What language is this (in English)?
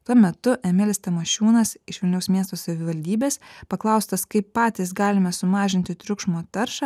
Lithuanian